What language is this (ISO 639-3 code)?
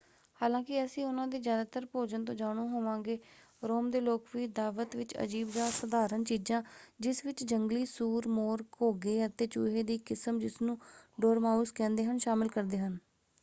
pan